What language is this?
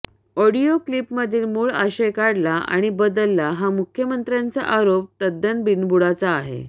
Marathi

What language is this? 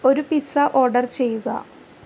Malayalam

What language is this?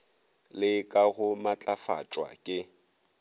Northern Sotho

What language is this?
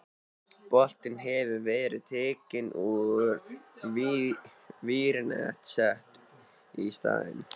Icelandic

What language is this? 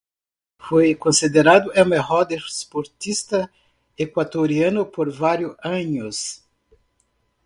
Spanish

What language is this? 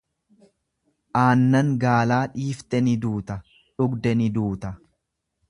Oromo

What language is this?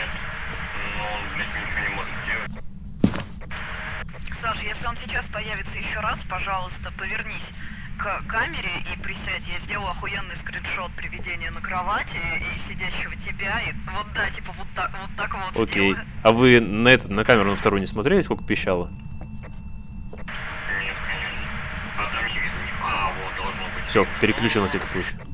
Russian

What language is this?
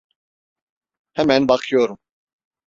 Turkish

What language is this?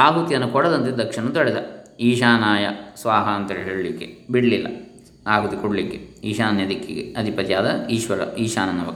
Kannada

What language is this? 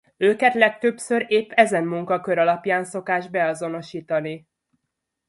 Hungarian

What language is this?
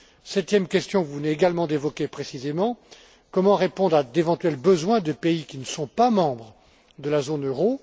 French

